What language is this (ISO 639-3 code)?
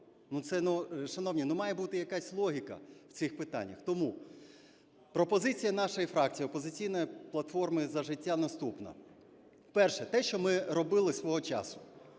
ukr